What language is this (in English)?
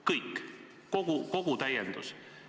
Estonian